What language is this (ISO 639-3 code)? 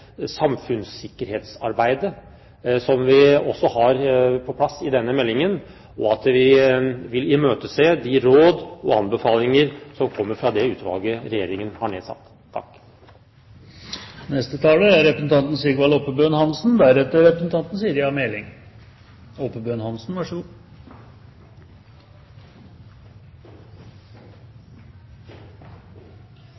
nor